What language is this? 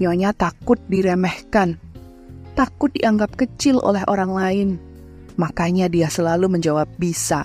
Indonesian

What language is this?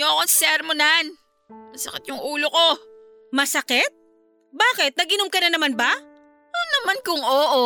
Filipino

